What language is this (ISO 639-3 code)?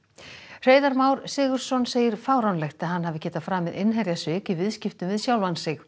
isl